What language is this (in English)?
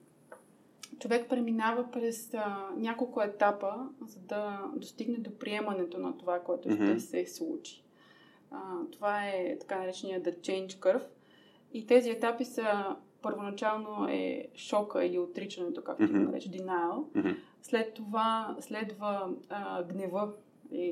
Bulgarian